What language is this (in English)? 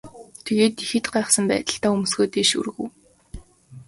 Mongolian